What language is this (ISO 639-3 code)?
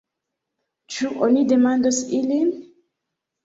epo